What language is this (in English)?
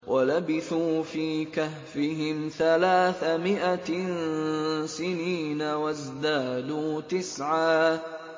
Arabic